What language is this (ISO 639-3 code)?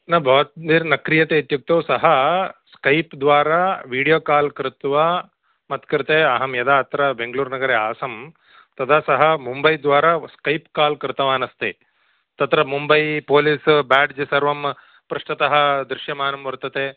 san